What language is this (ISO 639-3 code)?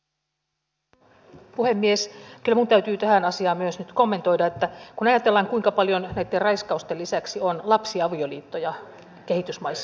fin